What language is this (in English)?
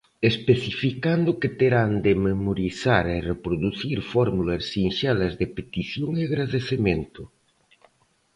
Galician